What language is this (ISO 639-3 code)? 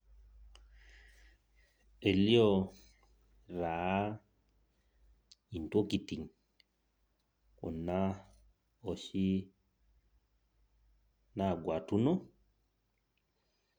mas